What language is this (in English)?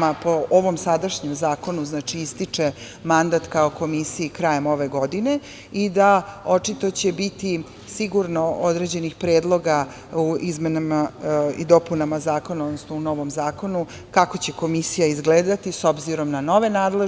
Serbian